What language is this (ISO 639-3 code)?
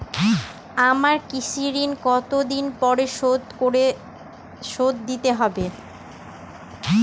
ben